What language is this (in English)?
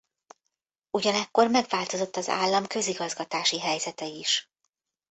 Hungarian